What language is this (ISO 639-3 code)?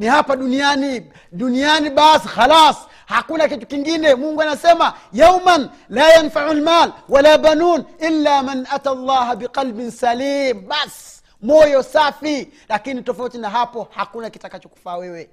swa